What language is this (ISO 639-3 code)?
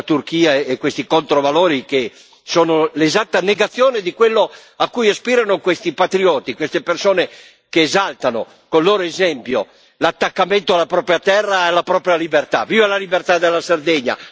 ita